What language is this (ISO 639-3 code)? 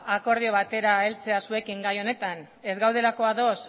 eus